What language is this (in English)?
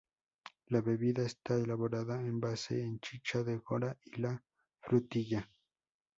Spanish